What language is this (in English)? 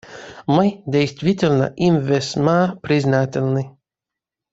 Russian